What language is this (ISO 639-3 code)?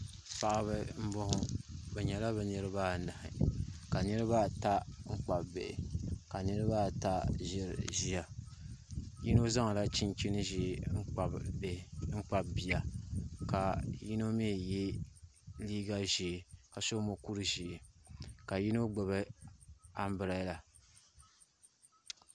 dag